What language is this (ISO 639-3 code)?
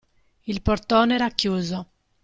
ita